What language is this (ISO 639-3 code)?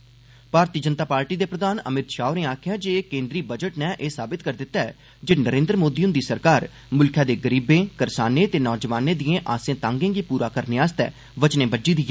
doi